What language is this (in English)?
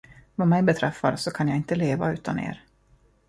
Swedish